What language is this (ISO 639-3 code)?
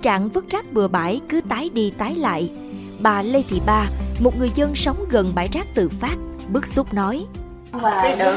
vie